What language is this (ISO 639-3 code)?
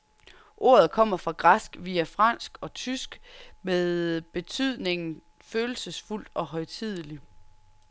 dan